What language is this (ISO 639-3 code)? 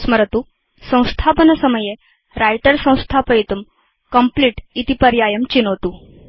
san